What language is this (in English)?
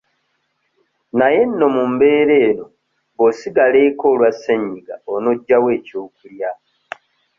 Ganda